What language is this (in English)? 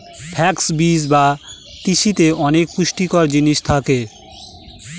Bangla